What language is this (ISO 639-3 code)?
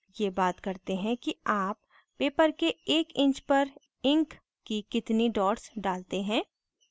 hin